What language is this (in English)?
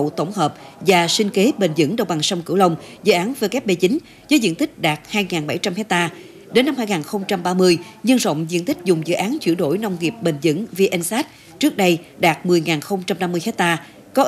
Vietnamese